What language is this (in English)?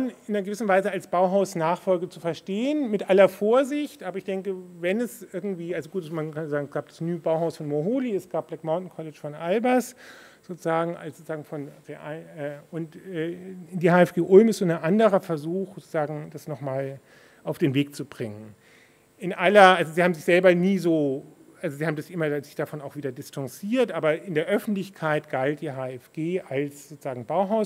German